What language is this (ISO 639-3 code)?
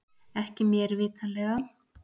isl